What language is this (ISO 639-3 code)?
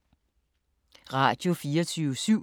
dan